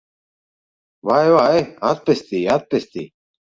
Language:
Latvian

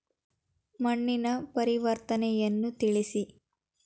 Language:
Kannada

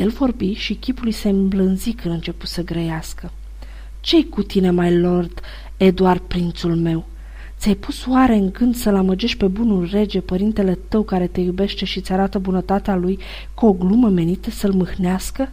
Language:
Romanian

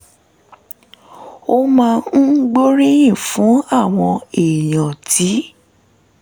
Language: Yoruba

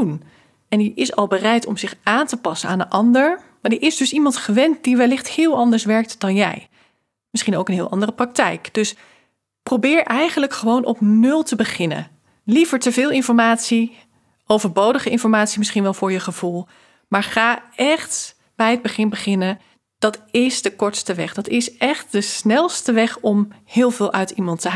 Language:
Dutch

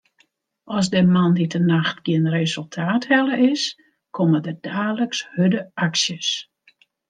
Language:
Western Frisian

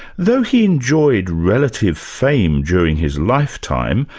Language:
English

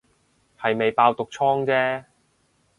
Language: Cantonese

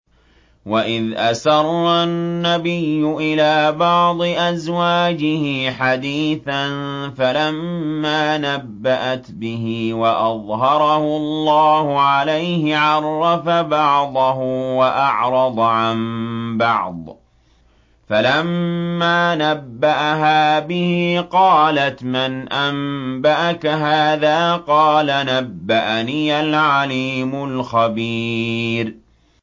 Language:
Arabic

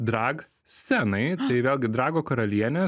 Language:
Lithuanian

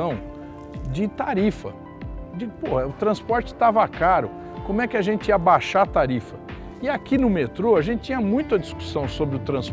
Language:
Portuguese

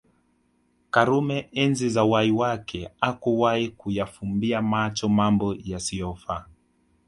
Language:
Swahili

